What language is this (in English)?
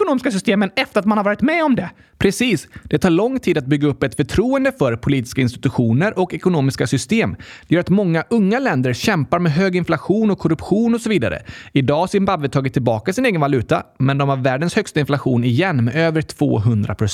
Swedish